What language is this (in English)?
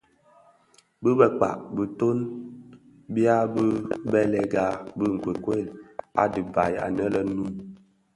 Bafia